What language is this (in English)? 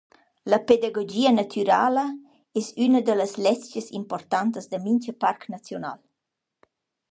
Romansh